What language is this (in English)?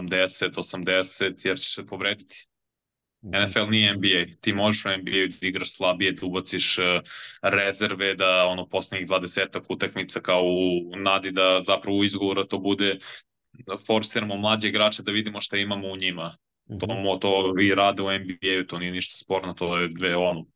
Croatian